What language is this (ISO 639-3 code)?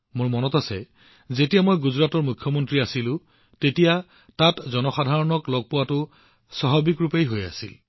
asm